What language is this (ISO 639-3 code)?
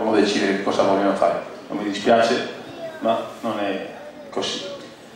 ita